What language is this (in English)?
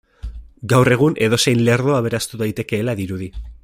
Basque